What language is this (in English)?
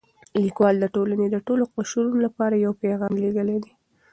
Pashto